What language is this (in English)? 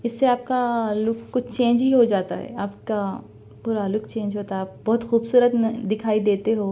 Urdu